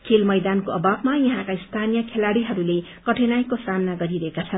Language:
Nepali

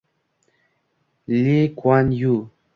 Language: Uzbek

